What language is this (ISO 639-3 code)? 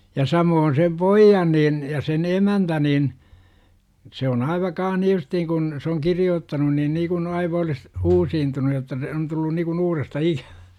fin